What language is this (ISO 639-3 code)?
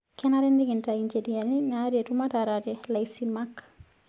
mas